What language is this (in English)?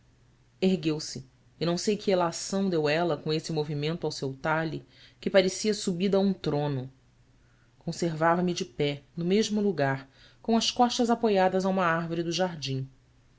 Portuguese